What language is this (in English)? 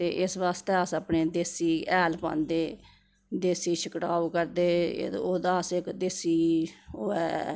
Dogri